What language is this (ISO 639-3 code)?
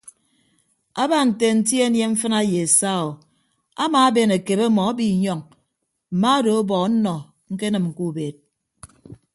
ibb